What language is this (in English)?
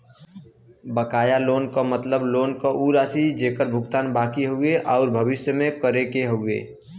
Bhojpuri